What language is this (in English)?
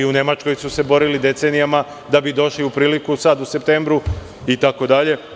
Serbian